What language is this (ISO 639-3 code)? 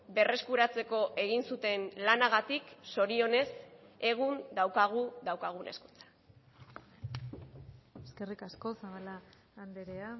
eus